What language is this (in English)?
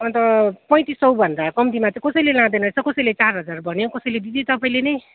Nepali